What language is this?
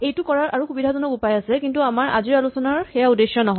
Assamese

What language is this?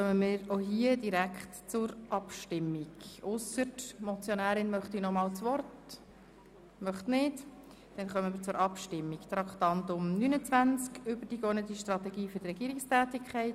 Swiss German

